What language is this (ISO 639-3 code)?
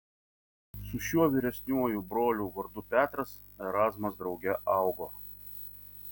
lit